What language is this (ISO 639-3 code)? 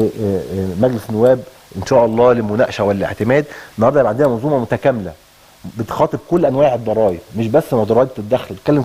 ara